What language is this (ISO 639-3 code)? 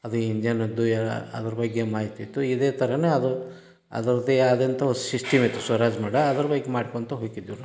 kan